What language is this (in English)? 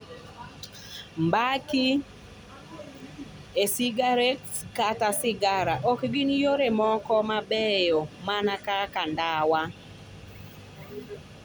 Luo (Kenya and Tanzania)